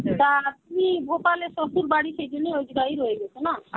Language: Bangla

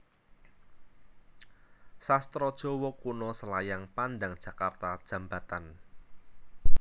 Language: Javanese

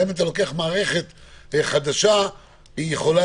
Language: Hebrew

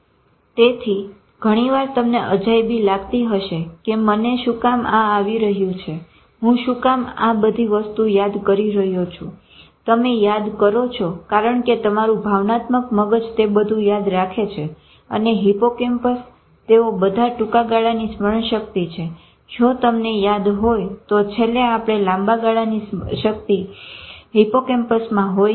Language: Gujarati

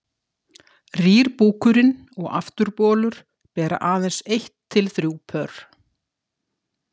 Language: Icelandic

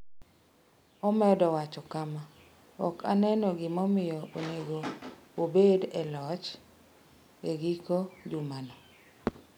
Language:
Luo (Kenya and Tanzania)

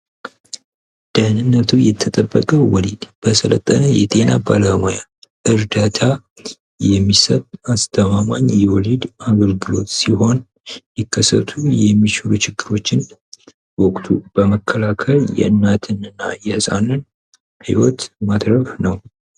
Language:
Amharic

